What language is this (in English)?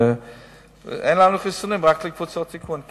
Hebrew